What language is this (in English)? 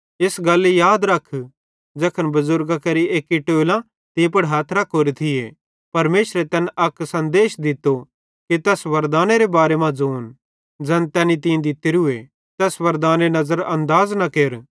Bhadrawahi